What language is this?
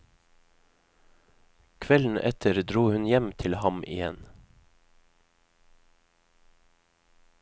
Norwegian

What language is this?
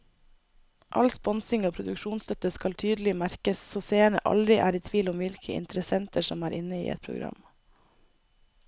Norwegian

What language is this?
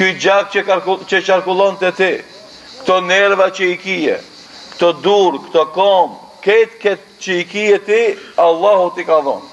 Romanian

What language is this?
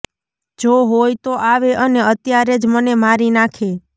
Gujarati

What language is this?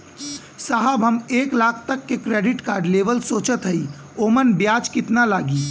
Bhojpuri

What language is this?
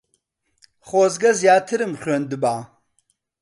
Central Kurdish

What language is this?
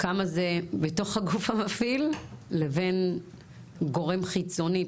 Hebrew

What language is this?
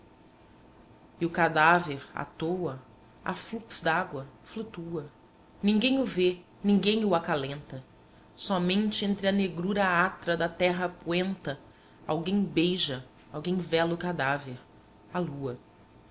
Portuguese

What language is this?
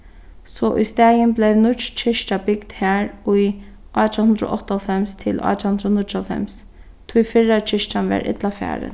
Faroese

